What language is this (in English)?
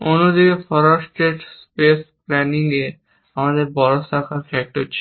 Bangla